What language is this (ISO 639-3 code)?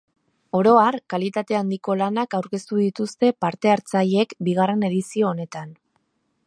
eus